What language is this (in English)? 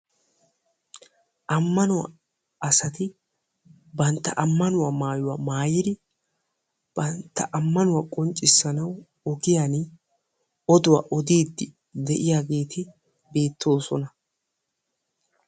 Wolaytta